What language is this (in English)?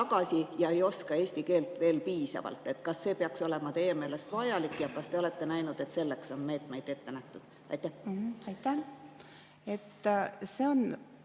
Estonian